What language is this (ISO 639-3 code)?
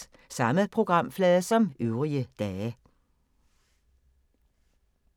dan